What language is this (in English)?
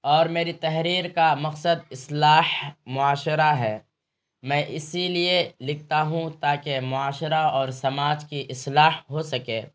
Urdu